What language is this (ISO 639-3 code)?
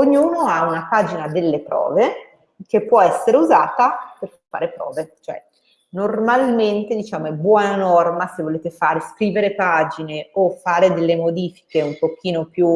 ita